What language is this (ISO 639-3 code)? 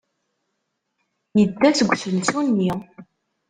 kab